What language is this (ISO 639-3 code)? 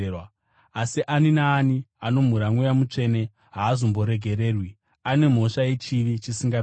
sna